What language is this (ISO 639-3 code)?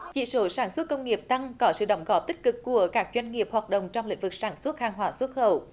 vie